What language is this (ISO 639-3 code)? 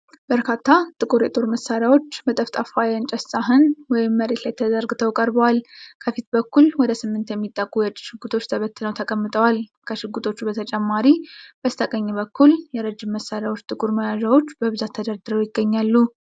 amh